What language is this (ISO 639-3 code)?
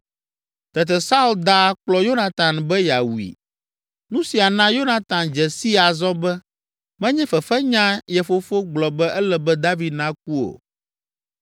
ewe